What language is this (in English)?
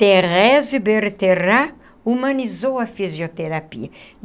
Portuguese